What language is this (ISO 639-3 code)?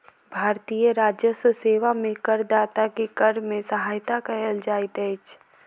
mai